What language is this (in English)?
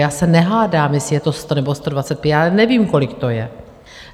Czech